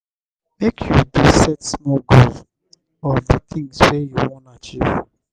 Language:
Nigerian Pidgin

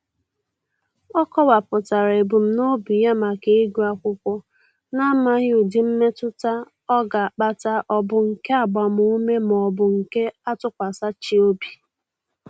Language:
Igbo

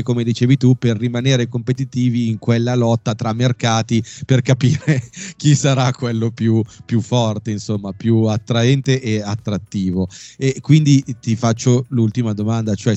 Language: Italian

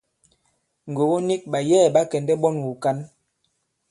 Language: Bankon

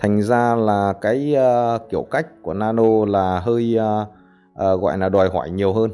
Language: Vietnamese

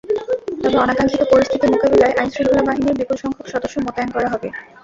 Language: Bangla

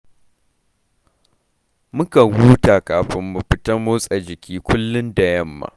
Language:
Hausa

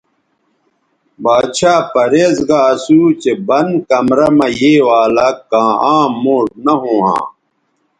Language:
Bateri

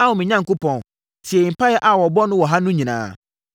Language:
Akan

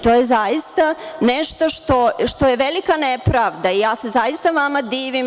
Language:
Serbian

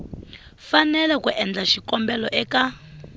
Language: Tsonga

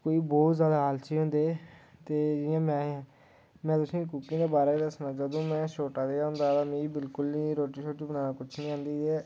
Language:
Dogri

